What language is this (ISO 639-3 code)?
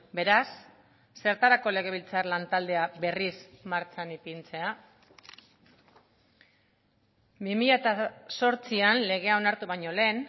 eus